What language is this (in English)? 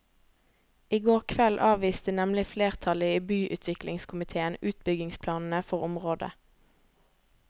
Norwegian